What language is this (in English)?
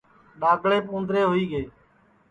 Sansi